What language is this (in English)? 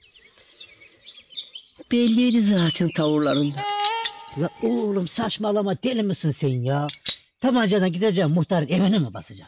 Turkish